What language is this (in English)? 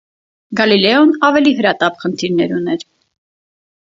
Armenian